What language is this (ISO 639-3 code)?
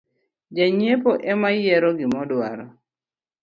luo